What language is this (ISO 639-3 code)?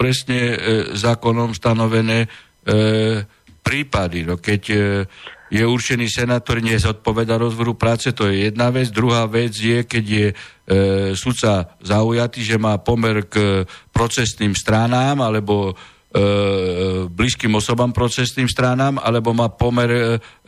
slk